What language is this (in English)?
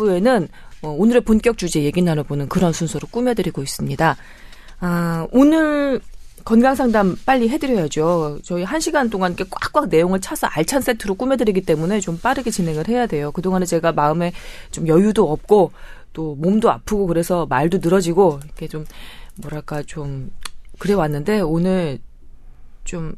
Korean